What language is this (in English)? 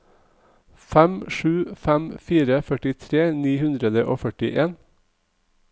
Norwegian